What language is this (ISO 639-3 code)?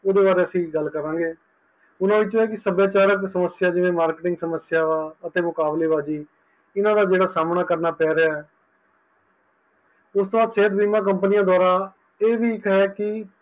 pan